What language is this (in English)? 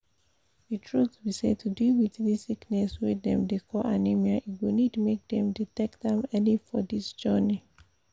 Nigerian Pidgin